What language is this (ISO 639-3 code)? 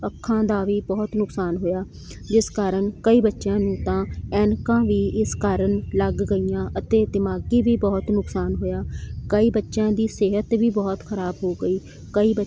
pan